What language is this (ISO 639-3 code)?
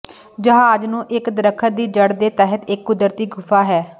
pan